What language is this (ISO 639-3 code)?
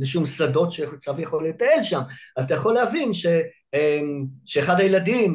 heb